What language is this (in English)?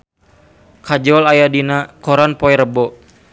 Sundanese